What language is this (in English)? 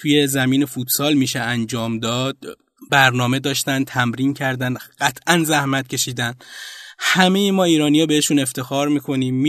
Persian